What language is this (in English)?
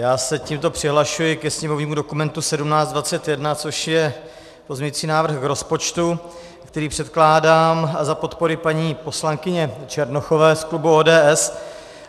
Czech